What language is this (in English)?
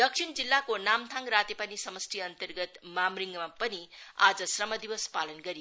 Nepali